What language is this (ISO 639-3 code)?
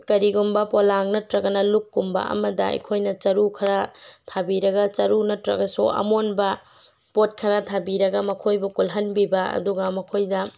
mni